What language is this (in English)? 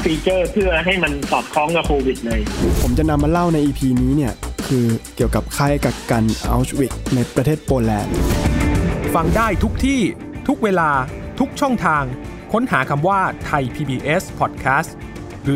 Thai